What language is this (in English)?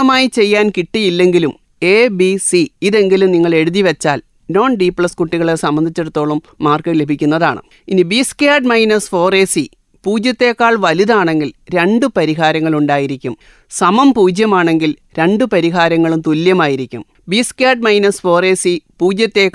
Malayalam